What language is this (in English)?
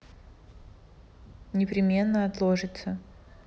Russian